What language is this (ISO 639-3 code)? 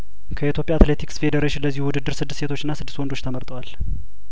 amh